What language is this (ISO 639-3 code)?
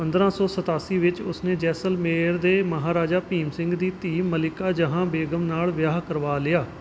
pan